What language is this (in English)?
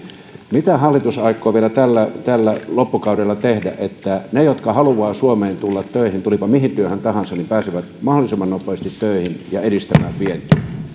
Finnish